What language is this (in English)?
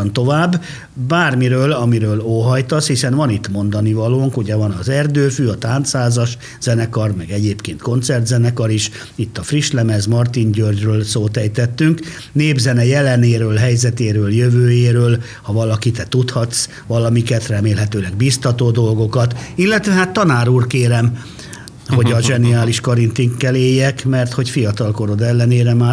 Hungarian